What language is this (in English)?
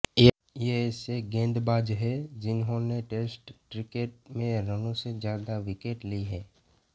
Hindi